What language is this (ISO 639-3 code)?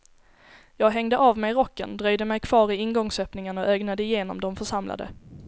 swe